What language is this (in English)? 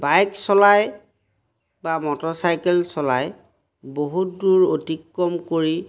Assamese